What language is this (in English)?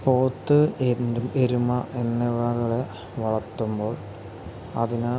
Malayalam